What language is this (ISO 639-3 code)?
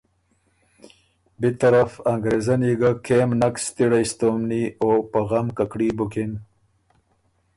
oru